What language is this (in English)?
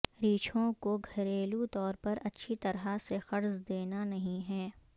Urdu